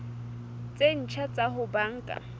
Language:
Southern Sotho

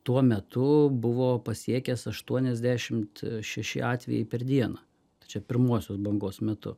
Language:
Lithuanian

